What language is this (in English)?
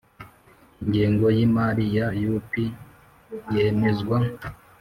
Kinyarwanda